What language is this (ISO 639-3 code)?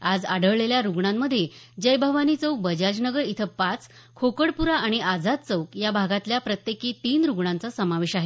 mar